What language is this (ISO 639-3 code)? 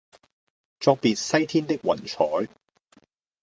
yue